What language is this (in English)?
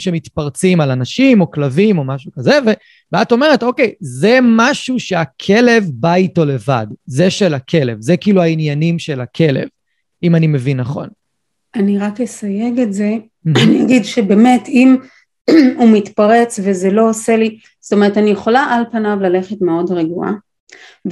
Hebrew